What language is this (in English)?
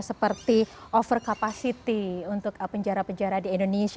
Indonesian